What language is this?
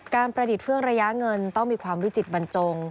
Thai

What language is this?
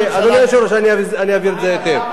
Hebrew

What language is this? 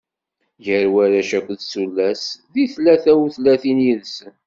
Kabyle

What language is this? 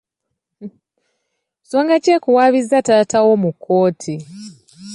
Ganda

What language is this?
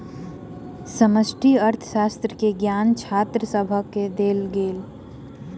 Maithili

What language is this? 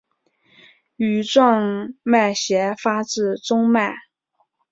Chinese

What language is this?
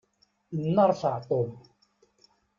Kabyle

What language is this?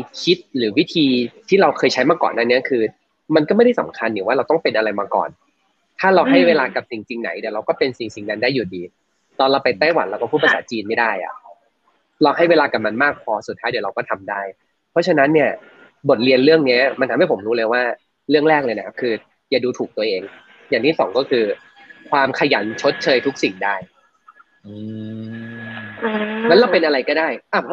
Thai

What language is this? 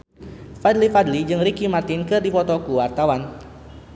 Sundanese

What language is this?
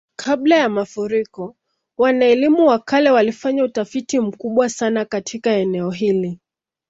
Swahili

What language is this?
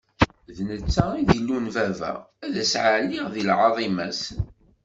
Kabyle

